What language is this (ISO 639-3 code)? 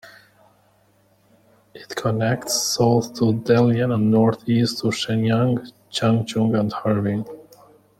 eng